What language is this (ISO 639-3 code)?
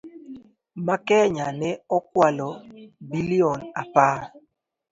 luo